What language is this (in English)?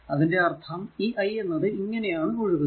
Malayalam